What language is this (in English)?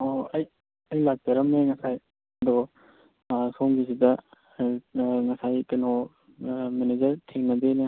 Manipuri